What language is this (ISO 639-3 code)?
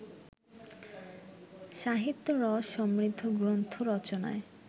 ben